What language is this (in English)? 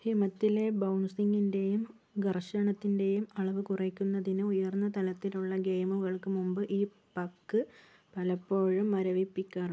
Malayalam